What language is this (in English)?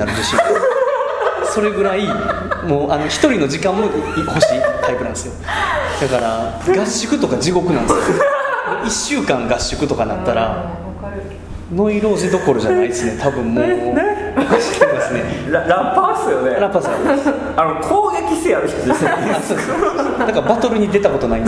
Japanese